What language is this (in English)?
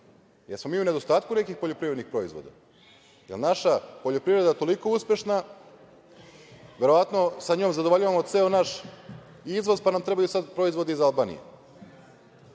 Serbian